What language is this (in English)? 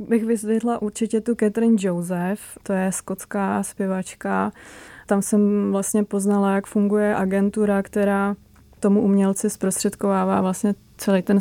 Czech